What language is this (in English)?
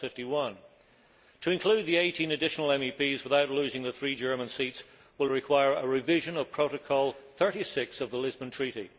English